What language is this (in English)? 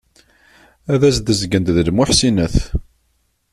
Kabyle